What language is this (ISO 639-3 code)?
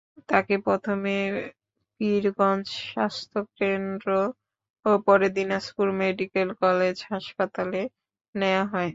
ben